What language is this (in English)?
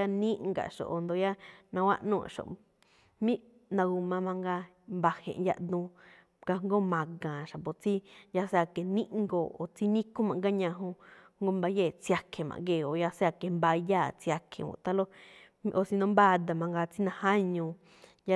Malinaltepec Me'phaa